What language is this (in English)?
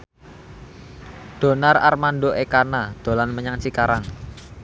Javanese